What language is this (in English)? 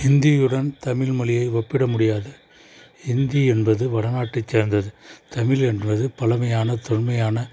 Tamil